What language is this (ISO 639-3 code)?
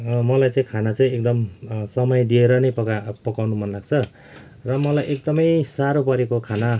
nep